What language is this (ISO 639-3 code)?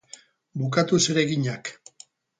eus